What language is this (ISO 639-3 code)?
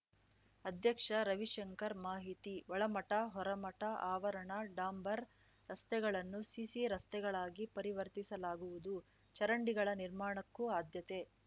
kan